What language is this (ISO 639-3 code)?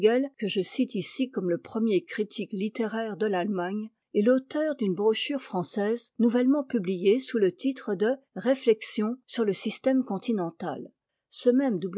fra